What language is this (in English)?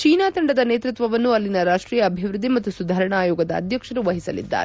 Kannada